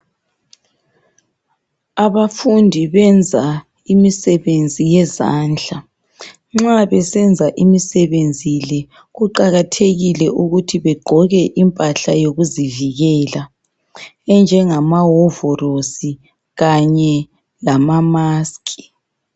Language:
North Ndebele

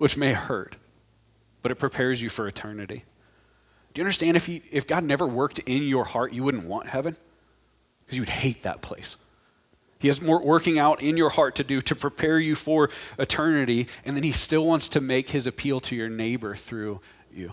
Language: English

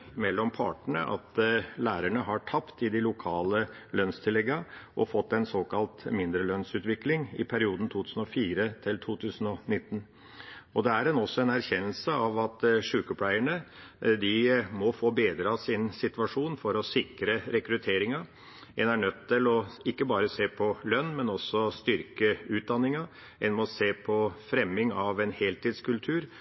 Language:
Norwegian Bokmål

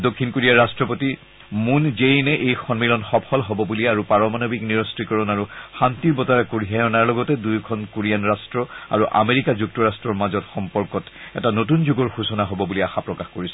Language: Assamese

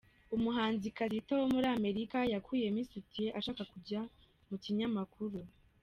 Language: Kinyarwanda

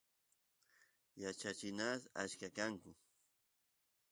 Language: Santiago del Estero Quichua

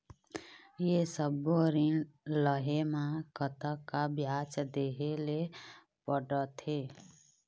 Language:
Chhattisgarhi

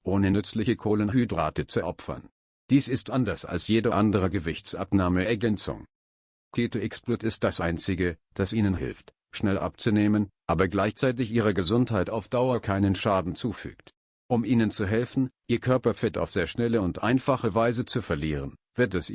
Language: German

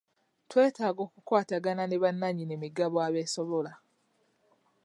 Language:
Ganda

